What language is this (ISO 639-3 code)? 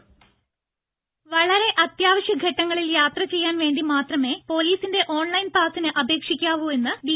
mal